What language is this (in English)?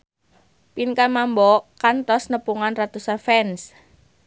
Sundanese